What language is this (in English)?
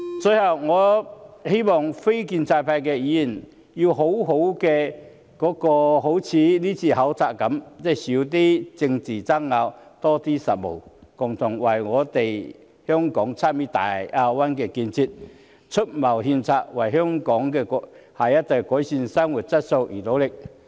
Cantonese